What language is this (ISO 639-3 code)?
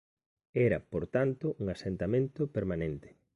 glg